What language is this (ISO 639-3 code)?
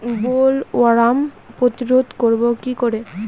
ben